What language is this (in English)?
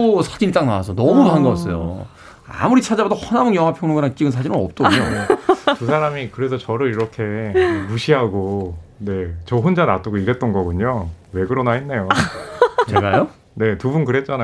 Korean